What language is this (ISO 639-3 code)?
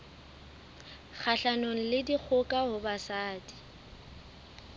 sot